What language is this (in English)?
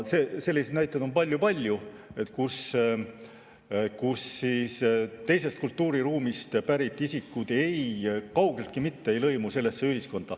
Estonian